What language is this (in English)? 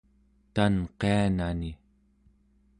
Central Yupik